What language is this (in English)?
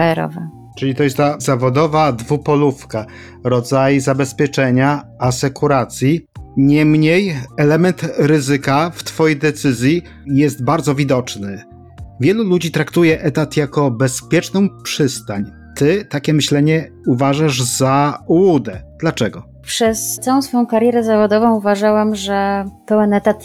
Polish